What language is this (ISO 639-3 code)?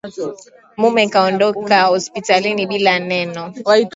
swa